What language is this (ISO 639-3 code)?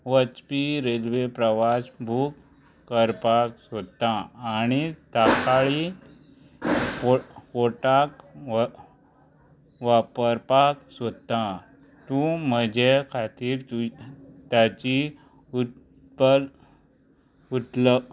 kok